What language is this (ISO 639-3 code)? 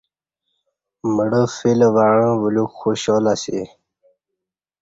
bsh